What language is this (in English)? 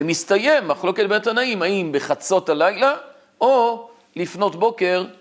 Hebrew